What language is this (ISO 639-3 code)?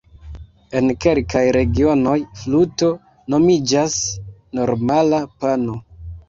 epo